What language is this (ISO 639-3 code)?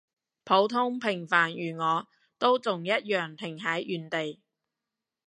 yue